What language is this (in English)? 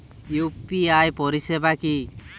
Bangla